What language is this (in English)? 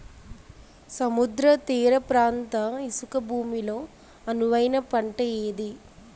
Telugu